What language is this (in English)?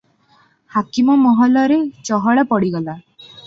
Odia